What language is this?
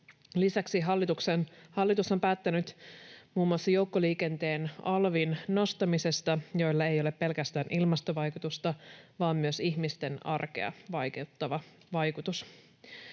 Finnish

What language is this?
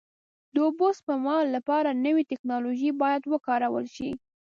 Pashto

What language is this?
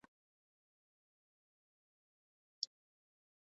Swahili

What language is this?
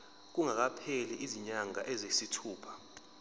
Zulu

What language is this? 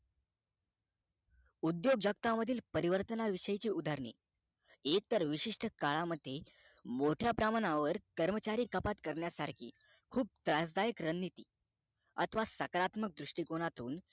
Marathi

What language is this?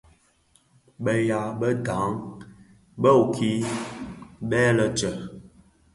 Bafia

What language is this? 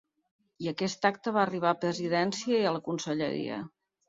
Catalan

